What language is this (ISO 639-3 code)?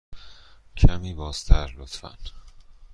fas